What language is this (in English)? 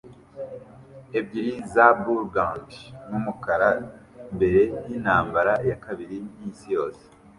Kinyarwanda